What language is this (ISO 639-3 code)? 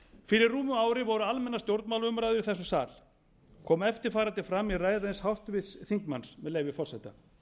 isl